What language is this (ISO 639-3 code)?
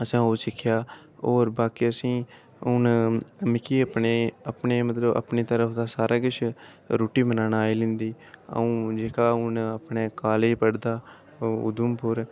doi